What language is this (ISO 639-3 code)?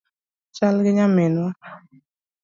luo